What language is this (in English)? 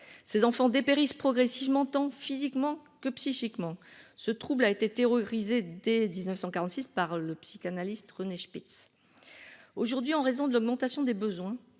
French